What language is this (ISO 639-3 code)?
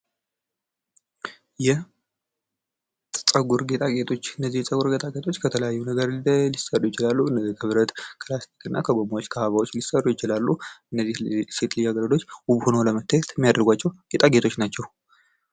amh